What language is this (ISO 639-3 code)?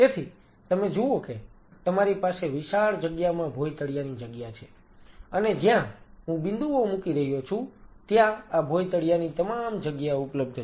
guj